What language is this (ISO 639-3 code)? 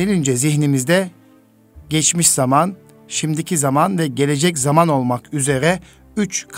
tur